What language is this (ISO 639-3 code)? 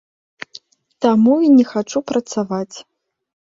bel